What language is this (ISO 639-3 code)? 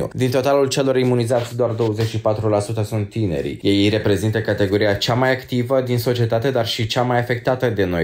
ron